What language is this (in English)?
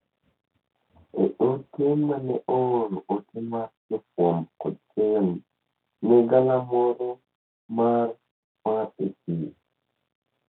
Luo (Kenya and Tanzania)